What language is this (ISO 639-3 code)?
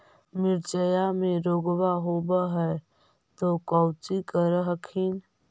mag